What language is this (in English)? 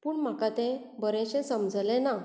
Konkani